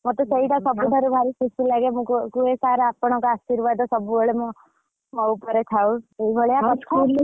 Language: Odia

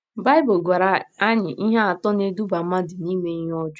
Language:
Igbo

